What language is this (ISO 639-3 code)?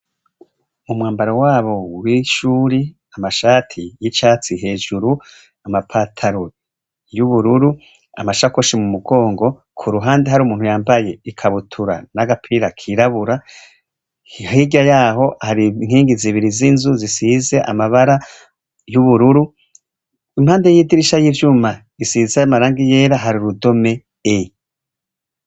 run